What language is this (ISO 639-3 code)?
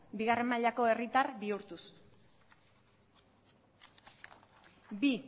eus